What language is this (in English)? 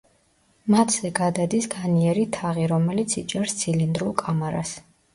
Georgian